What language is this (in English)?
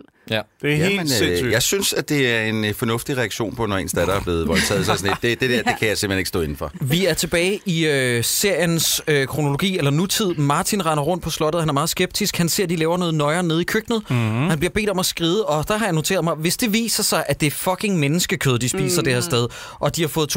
Danish